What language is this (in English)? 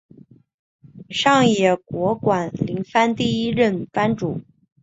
Chinese